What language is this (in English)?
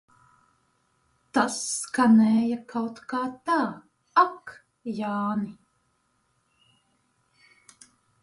Latvian